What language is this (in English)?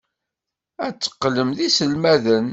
Kabyle